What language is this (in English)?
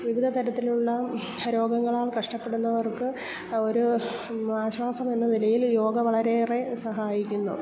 Malayalam